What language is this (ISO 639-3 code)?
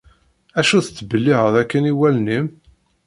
kab